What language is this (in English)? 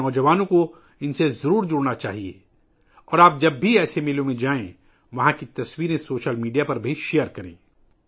Urdu